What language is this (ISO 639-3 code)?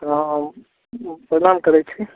mai